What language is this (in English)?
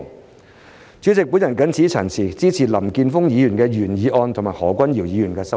Cantonese